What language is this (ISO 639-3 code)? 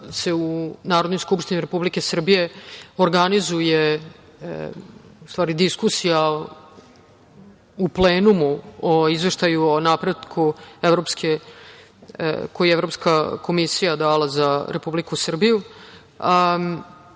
srp